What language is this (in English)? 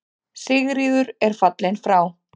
Icelandic